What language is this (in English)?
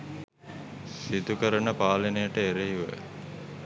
Sinhala